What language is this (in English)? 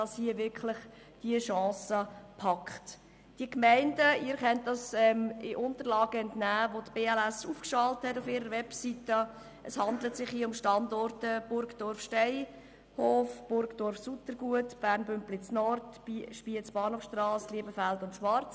Swiss German